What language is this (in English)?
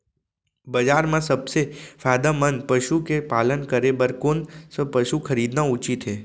Chhattisgarhi